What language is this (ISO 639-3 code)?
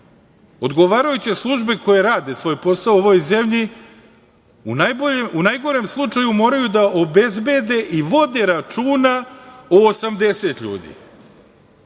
srp